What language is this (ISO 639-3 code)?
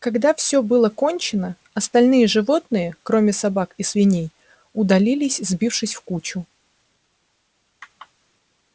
rus